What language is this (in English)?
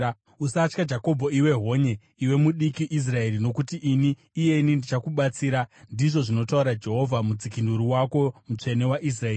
Shona